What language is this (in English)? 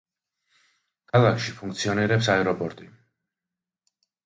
Georgian